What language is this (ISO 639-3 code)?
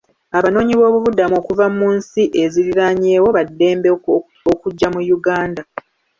lug